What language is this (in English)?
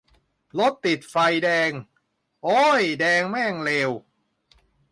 Thai